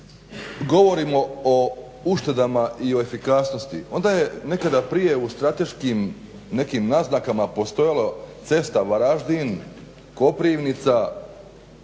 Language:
Croatian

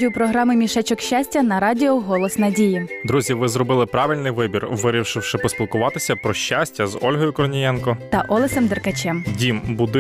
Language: Ukrainian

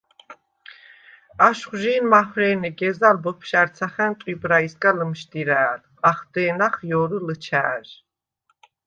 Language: Svan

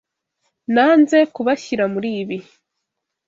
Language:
Kinyarwanda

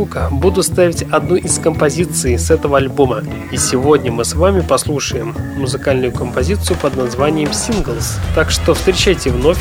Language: Russian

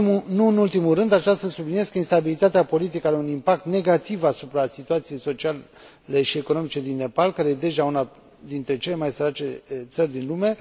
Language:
Romanian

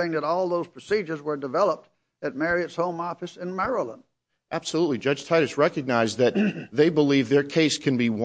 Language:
English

